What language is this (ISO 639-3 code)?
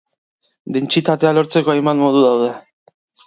eus